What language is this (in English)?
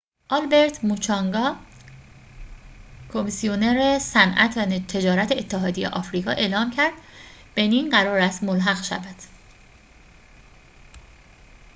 Persian